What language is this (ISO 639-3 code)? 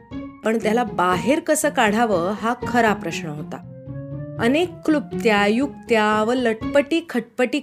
mar